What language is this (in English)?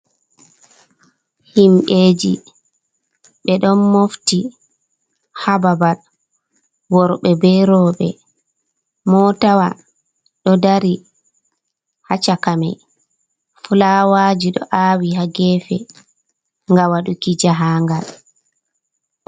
Fula